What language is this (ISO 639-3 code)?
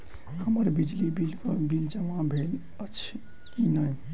mai